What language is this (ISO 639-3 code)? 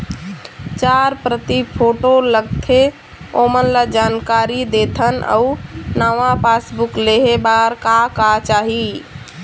hne